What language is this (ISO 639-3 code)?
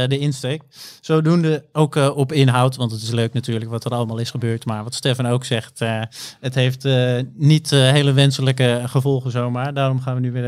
nld